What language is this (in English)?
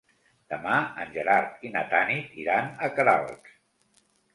Catalan